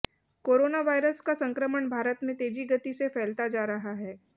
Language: Hindi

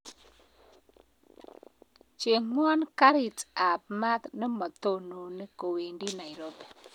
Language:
Kalenjin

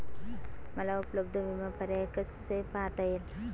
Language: Marathi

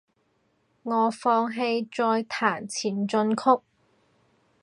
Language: Cantonese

